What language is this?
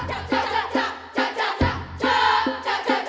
Indonesian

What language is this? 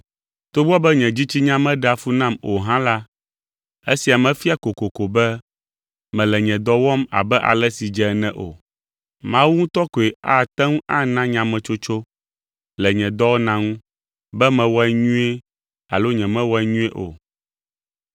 Ewe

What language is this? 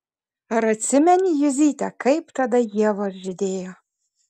Lithuanian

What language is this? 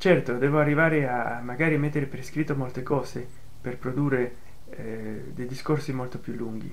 Italian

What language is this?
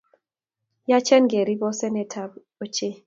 Kalenjin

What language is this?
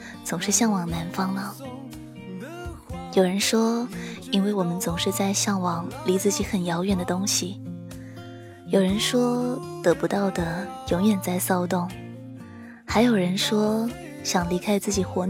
Chinese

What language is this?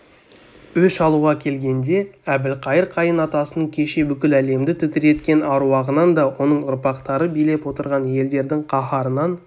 Kazakh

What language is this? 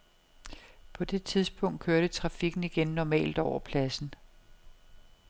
Danish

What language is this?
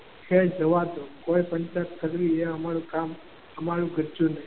Gujarati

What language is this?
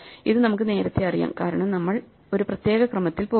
Malayalam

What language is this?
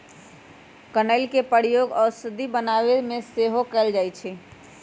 Magahi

